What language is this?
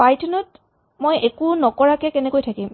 Assamese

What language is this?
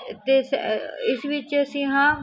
Punjabi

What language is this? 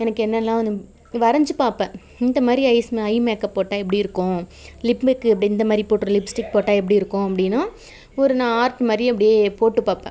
Tamil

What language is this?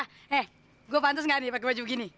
Indonesian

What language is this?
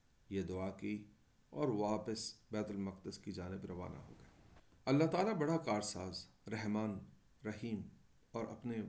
Urdu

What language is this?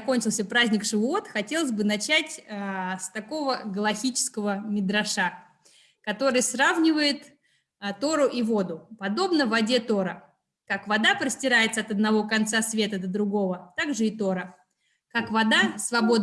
Russian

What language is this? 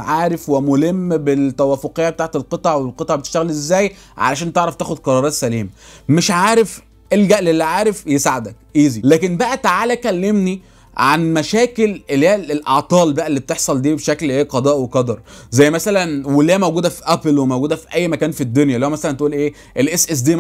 Arabic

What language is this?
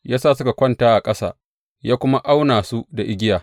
Hausa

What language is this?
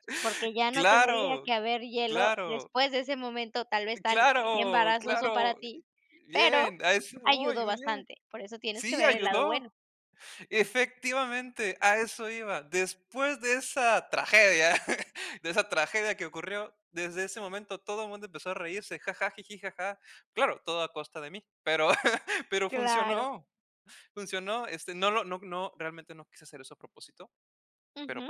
Spanish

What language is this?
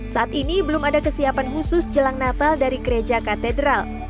Indonesian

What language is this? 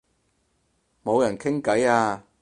Cantonese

